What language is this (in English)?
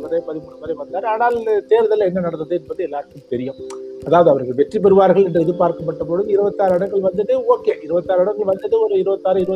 Tamil